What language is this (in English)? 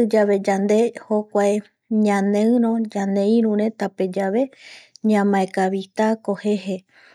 Eastern Bolivian Guaraní